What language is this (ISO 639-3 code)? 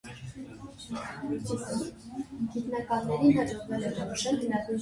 hye